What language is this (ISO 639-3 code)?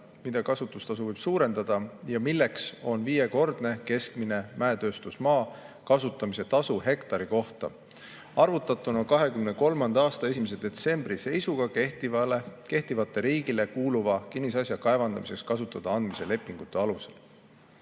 est